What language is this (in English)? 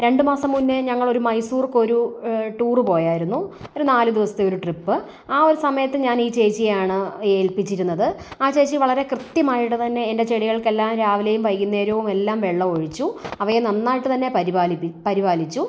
Malayalam